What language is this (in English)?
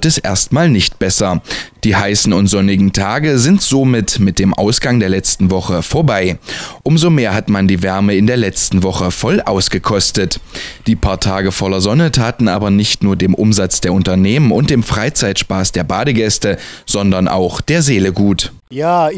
German